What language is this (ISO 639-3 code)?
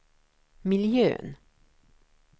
swe